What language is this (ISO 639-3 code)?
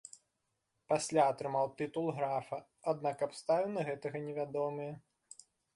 bel